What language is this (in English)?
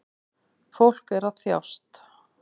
Icelandic